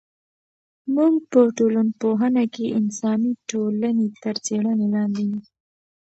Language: Pashto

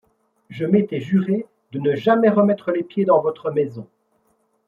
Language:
French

